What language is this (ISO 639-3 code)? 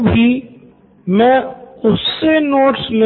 hin